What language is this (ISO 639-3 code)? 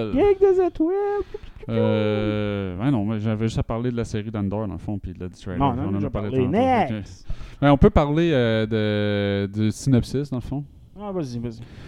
fra